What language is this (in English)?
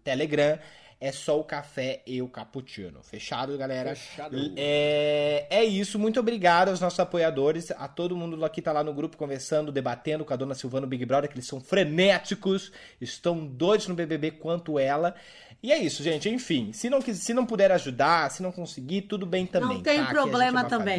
Portuguese